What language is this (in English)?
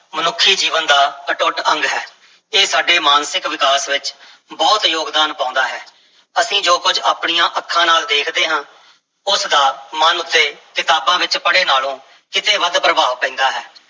Punjabi